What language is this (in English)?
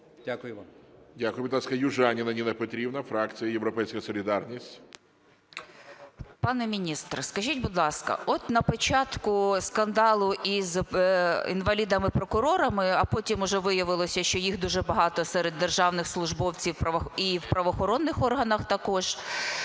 Ukrainian